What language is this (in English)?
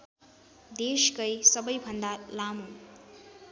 Nepali